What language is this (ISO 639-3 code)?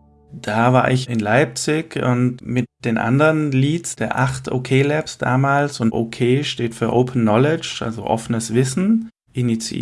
deu